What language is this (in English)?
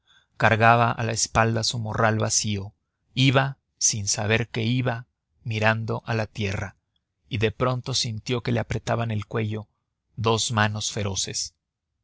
Spanish